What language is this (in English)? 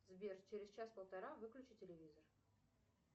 Russian